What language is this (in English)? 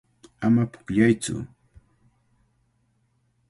Cajatambo North Lima Quechua